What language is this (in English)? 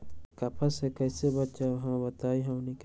Magahi